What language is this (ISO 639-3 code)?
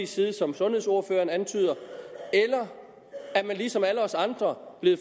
dan